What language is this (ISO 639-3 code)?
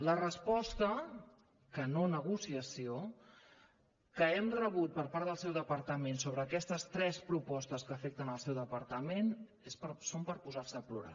cat